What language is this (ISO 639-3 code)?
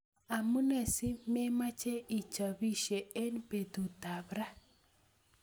kln